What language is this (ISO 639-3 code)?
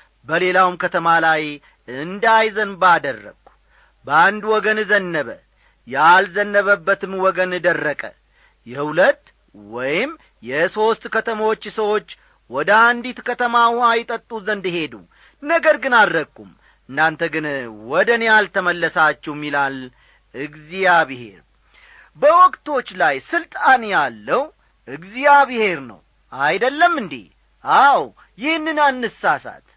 amh